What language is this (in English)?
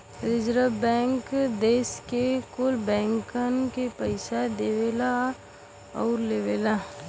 Bhojpuri